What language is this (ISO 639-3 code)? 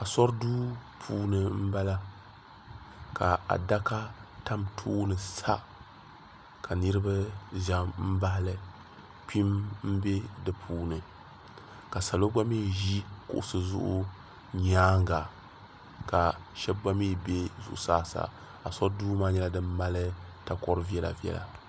dag